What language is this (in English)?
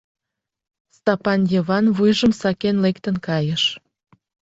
Mari